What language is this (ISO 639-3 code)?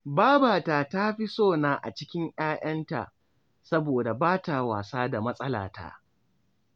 hau